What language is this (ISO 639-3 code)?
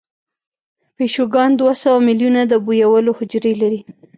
pus